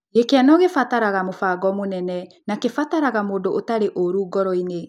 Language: Kikuyu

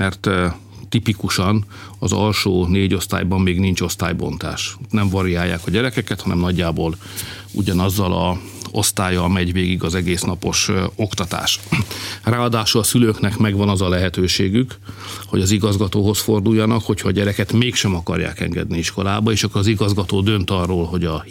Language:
Hungarian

